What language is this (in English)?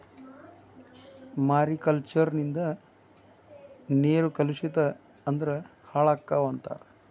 Kannada